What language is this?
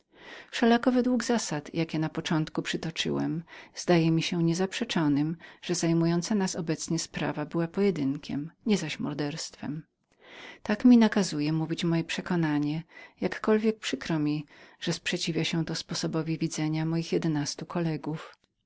Polish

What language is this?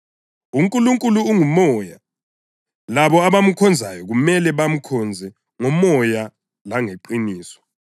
North Ndebele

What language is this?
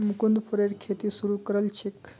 Magahi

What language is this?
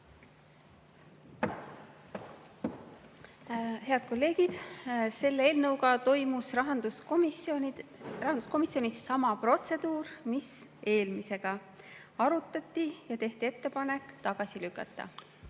Estonian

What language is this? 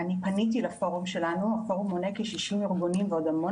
Hebrew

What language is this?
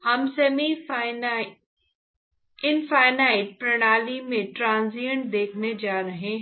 Hindi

